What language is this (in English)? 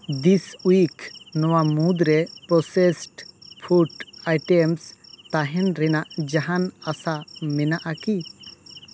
Santali